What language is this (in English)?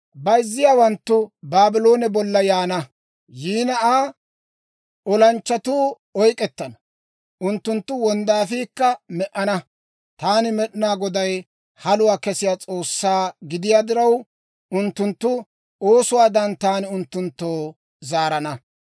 Dawro